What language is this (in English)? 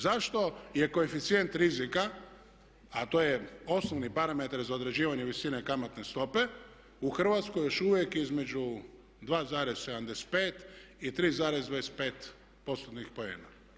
Croatian